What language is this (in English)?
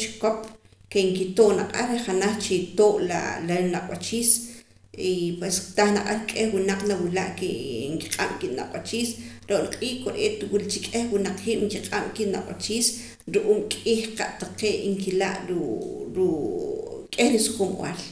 Poqomam